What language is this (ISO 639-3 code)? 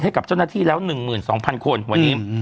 tha